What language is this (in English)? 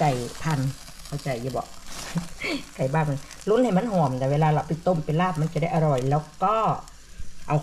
Thai